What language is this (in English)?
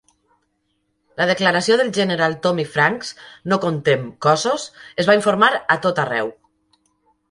Catalan